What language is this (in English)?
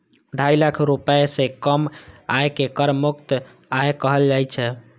Maithili